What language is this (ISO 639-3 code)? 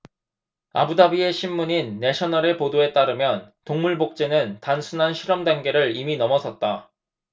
kor